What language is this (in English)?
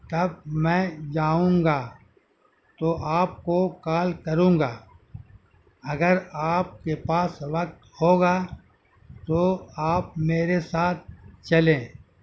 Urdu